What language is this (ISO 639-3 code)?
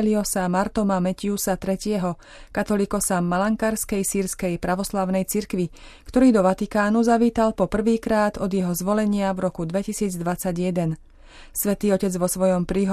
slk